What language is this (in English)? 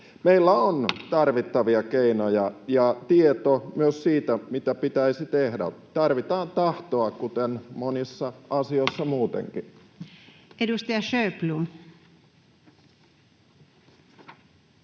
Finnish